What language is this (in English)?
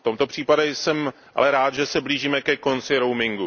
Czech